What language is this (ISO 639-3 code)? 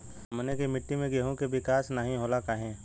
bho